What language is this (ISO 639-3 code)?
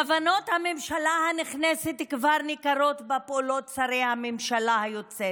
heb